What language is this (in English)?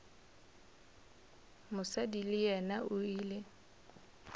Northern Sotho